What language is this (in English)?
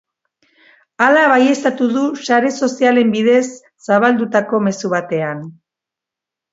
Basque